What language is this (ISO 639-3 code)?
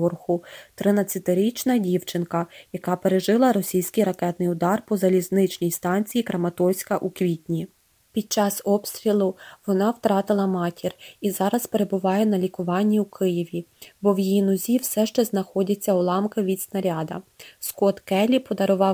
ukr